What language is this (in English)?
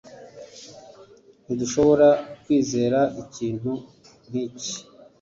Kinyarwanda